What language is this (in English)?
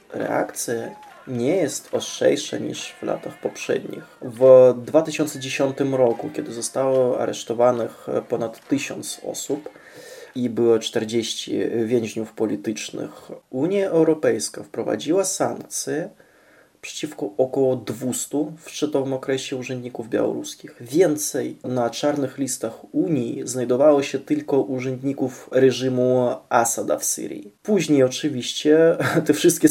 Polish